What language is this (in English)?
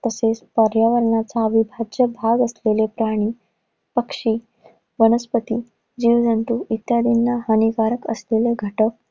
Marathi